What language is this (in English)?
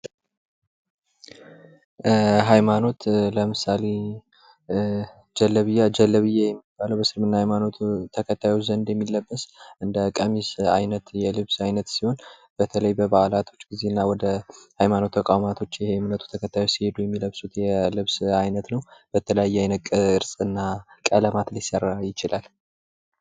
Amharic